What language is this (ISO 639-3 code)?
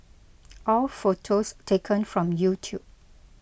eng